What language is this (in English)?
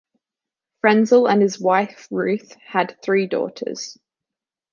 English